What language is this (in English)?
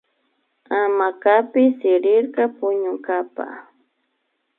Imbabura Highland Quichua